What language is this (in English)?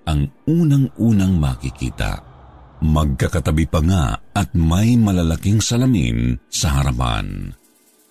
Filipino